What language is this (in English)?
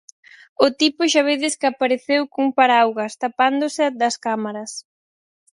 Galician